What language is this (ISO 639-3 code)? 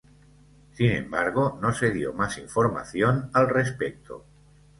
spa